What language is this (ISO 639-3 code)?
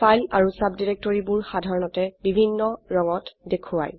asm